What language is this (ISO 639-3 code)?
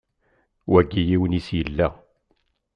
kab